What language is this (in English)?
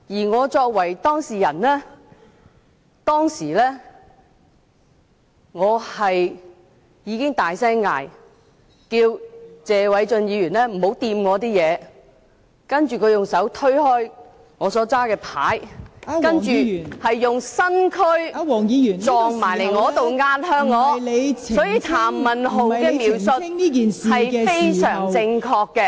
Cantonese